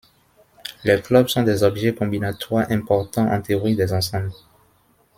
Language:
French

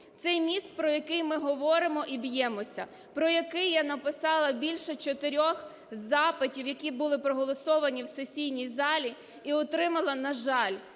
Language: Ukrainian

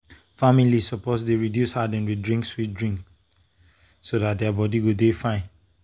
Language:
Nigerian Pidgin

